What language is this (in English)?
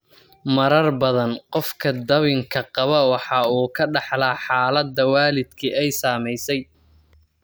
Somali